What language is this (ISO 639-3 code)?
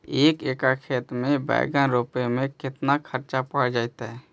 mag